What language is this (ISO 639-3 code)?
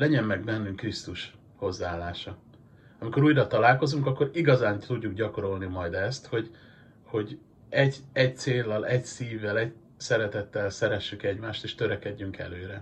hun